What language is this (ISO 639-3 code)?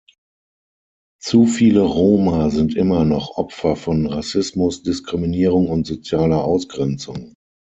deu